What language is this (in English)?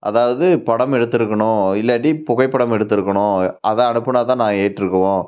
Tamil